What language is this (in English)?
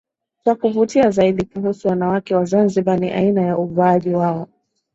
Swahili